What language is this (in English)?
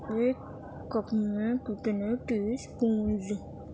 Urdu